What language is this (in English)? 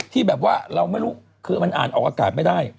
Thai